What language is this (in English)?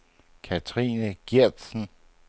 Danish